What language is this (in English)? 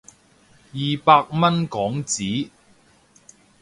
Cantonese